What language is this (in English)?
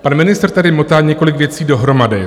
Czech